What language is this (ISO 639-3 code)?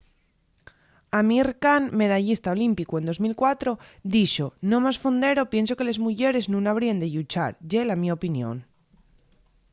ast